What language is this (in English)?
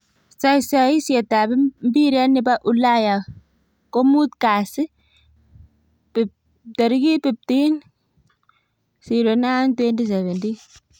Kalenjin